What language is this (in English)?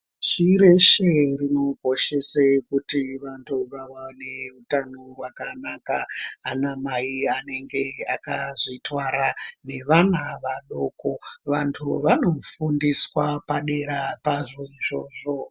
Ndau